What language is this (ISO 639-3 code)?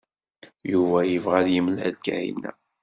kab